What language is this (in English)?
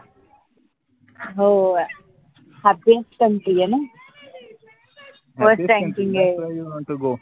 Marathi